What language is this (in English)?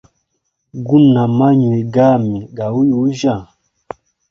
Hemba